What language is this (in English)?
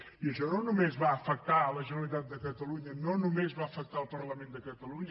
Catalan